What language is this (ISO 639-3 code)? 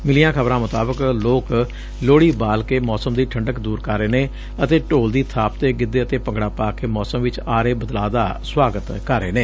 pan